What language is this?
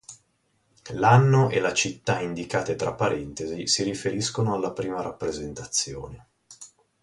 Italian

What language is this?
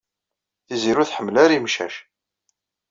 Kabyle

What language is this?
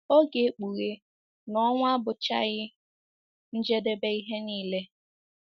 Igbo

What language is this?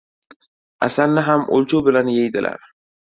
Uzbek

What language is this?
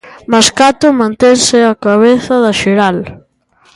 Galician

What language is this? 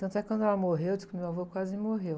Portuguese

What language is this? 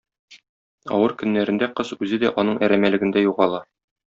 Tatar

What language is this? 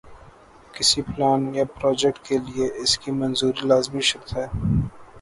Urdu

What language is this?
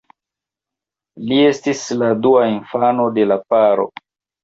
Esperanto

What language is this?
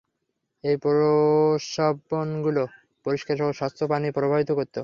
Bangla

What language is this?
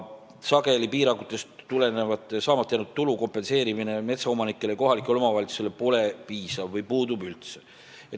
Estonian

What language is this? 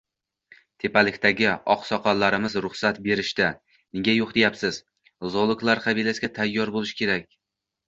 Uzbek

